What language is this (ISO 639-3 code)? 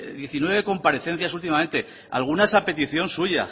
spa